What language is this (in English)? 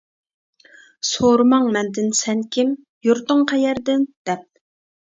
Uyghur